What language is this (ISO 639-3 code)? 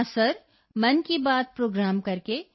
pan